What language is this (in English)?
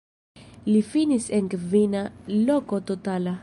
Esperanto